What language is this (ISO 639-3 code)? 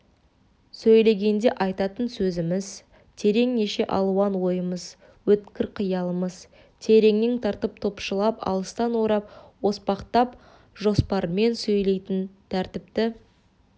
kaz